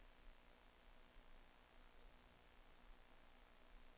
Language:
Danish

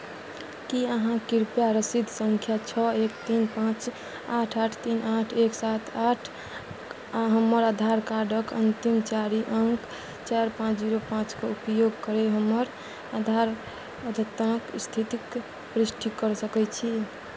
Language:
Maithili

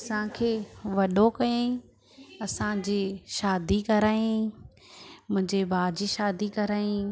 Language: Sindhi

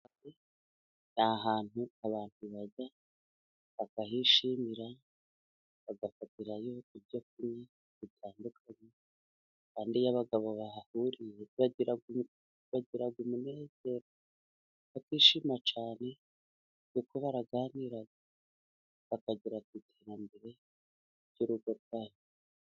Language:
Kinyarwanda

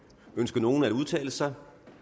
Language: Danish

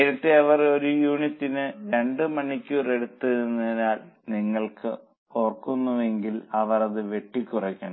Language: Malayalam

